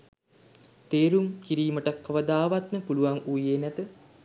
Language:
Sinhala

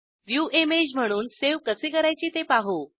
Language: Marathi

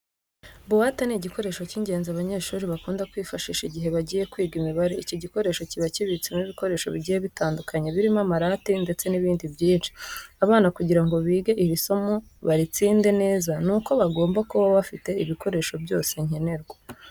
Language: Kinyarwanda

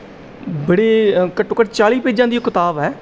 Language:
Punjabi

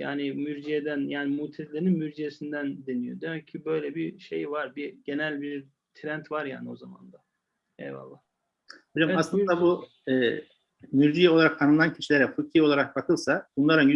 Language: Turkish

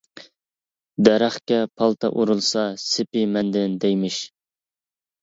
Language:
Uyghur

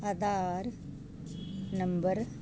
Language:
Punjabi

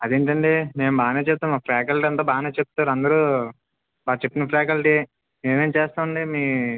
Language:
Telugu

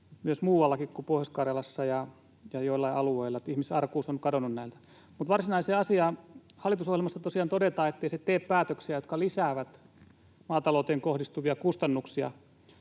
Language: Finnish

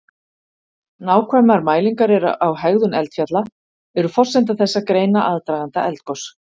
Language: Icelandic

